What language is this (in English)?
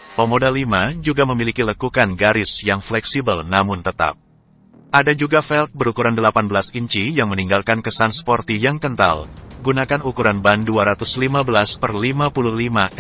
Indonesian